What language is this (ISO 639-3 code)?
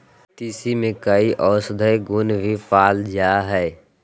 mag